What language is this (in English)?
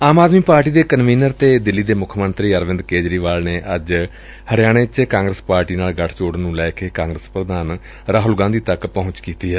Punjabi